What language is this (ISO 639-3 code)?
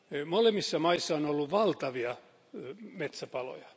fin